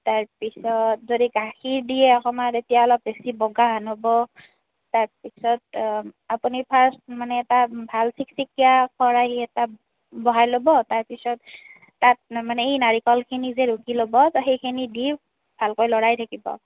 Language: Assamese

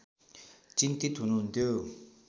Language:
Nepali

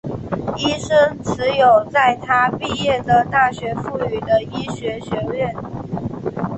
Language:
Chinese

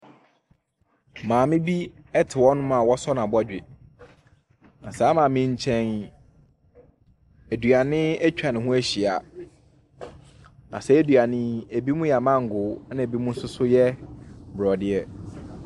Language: Akan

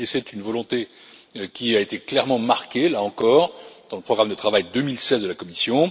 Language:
French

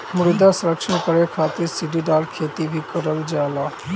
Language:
Bhojpuri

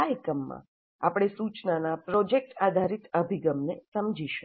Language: Gujarati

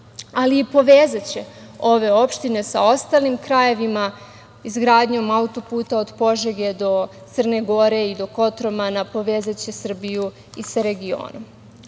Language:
Serbian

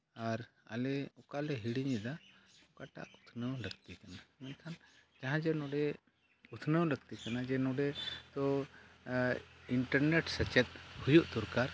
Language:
Santali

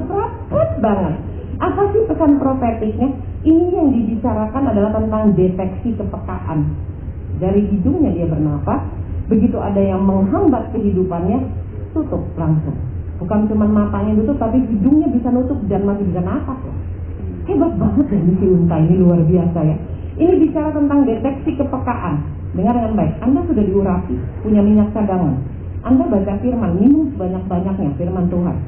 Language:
Indonesian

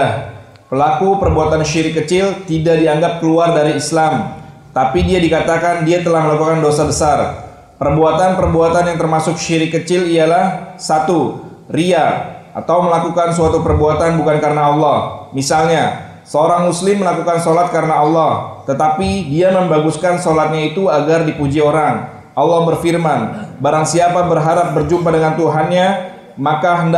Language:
Indonesian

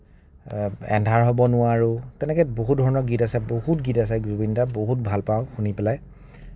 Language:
Assamese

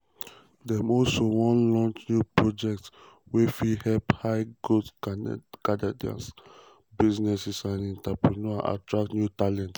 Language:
Nigerian Pidgin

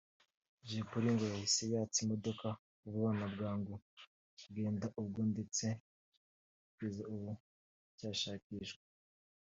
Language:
Kinyarwanda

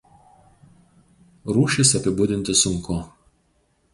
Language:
Lithuanian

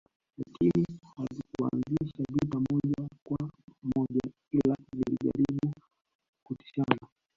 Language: Swahili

